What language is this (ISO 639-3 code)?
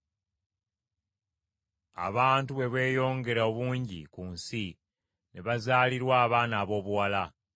lug